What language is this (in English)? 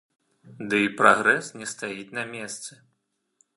Belarusian